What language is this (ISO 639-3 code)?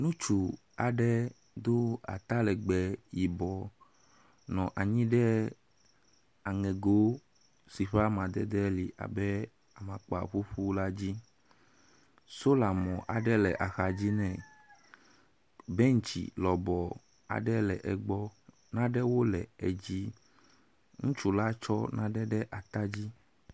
ewe